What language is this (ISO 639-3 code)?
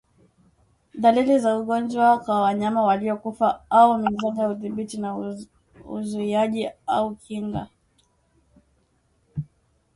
swa